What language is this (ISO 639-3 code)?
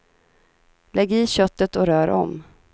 swe